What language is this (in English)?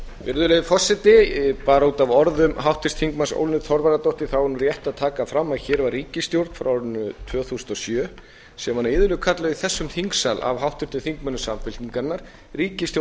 Icelandic